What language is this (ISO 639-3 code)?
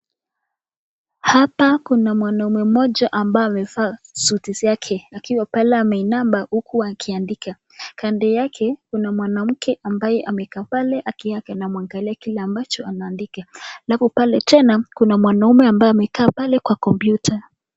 swa